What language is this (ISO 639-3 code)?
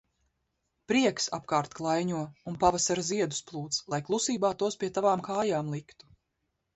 lav